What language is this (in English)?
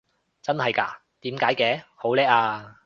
Cantonese